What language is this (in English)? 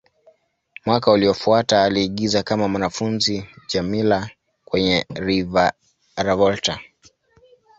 Swahili